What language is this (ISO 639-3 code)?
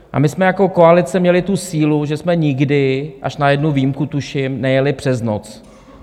ces